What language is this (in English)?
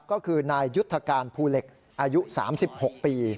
Thai